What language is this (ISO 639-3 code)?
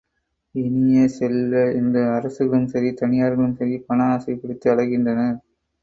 tam